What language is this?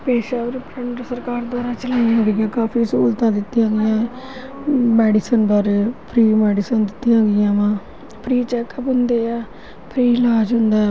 Punjabi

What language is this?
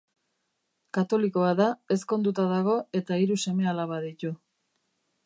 Basque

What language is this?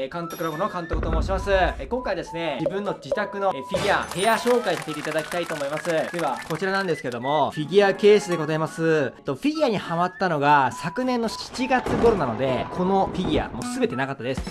Japanese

